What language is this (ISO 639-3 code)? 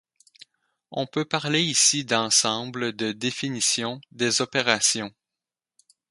fra